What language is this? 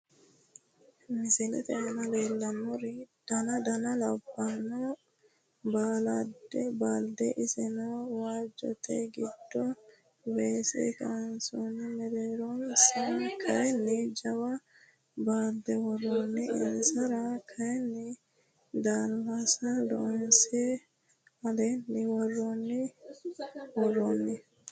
Sidamo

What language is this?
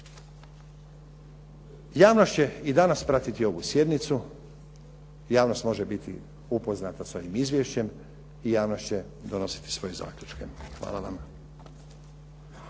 Croatian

